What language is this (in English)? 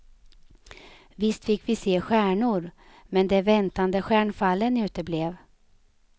Swedish